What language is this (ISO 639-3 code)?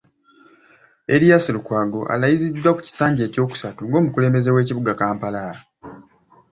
lug